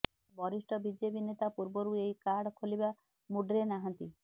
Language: Odia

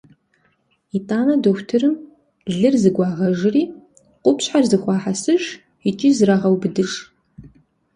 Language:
Kabardian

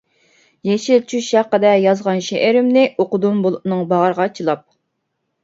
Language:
Uyghur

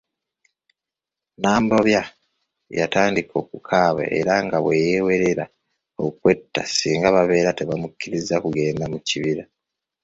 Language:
Ganda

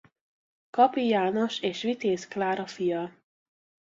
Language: Hungarian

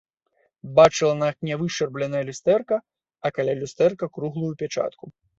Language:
Belarusian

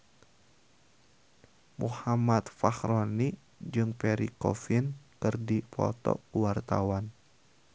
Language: Sundanese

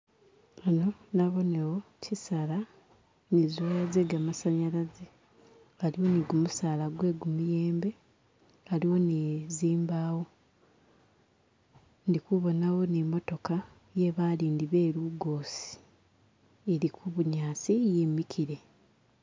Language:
Masaaba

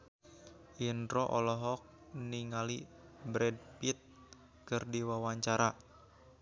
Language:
Sundanese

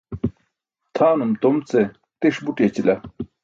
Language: Burushaski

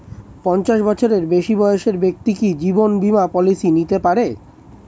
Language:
Bangla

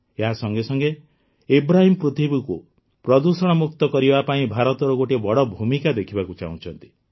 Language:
Odia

